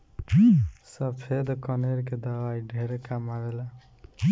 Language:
Bhojpuri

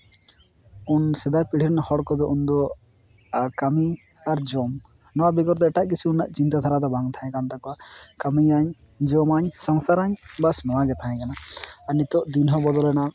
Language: Santali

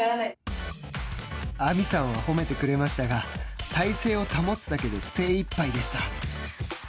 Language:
Japanese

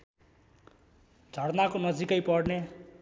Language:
Nepali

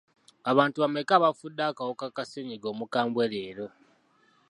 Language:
Ganda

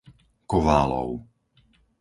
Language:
Slovak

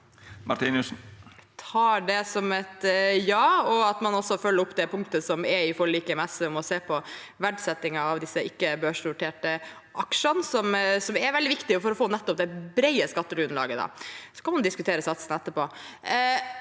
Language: Norwegian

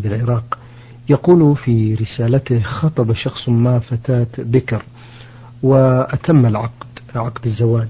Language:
Arabic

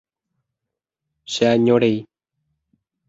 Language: Guarani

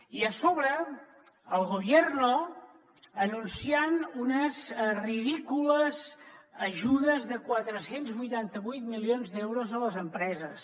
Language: Catalan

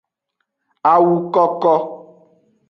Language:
Aja (Benin)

